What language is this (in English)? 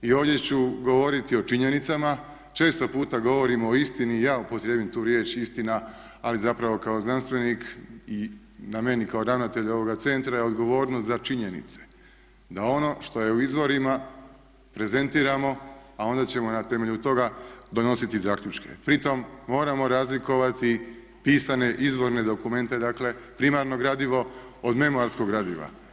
Croatian